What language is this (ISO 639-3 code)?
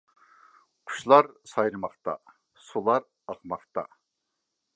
uig